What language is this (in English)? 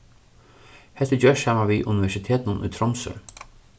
Faroese